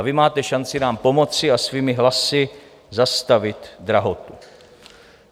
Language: Czech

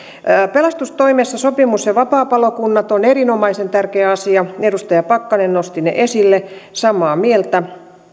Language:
Finnish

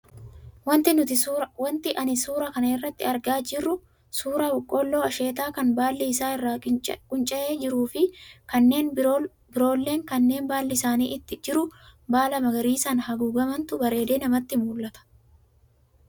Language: Oromo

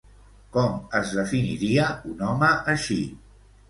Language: Catalan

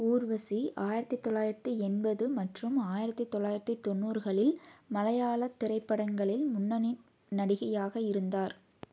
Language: Tamil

